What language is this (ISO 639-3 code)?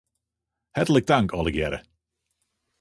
fry